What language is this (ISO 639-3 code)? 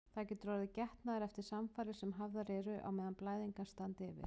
isl